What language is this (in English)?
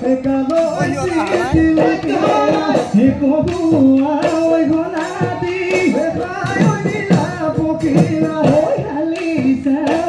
Bangla